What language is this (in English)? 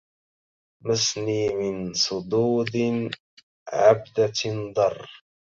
Arabic